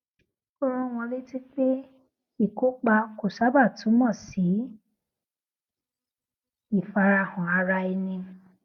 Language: Yoruba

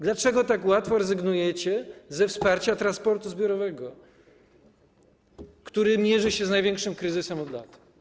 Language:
Polish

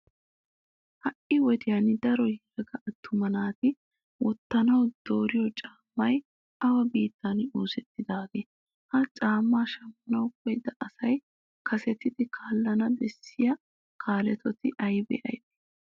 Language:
Wolaytta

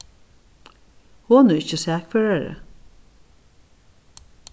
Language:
Faroese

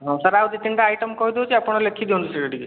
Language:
Odia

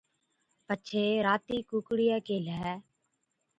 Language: Od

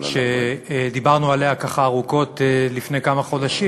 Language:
Hebrew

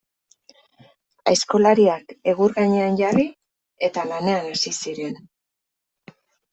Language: Basque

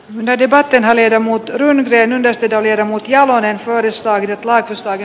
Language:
Finnish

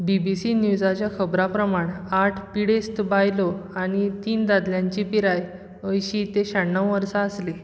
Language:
Konkani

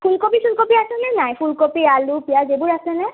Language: Assamese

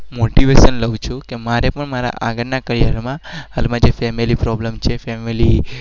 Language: Gujarati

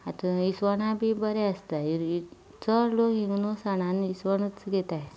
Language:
Konkani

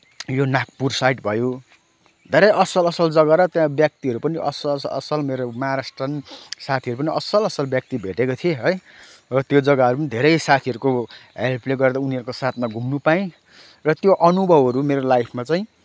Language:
Nepali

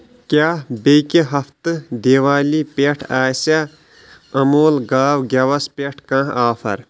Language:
Kashmiri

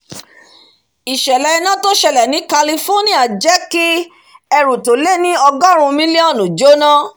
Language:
Yoruba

